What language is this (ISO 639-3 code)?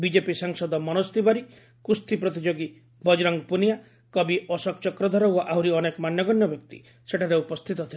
ori